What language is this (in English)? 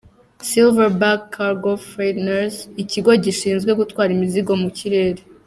Kinyarwanda